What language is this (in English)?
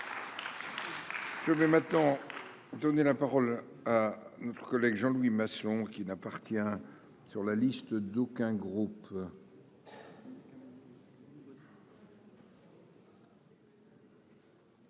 French